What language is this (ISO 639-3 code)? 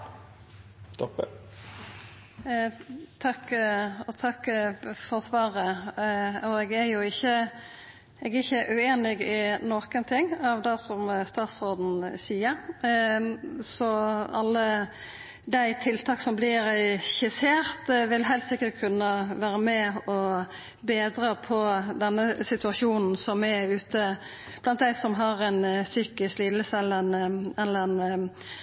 nor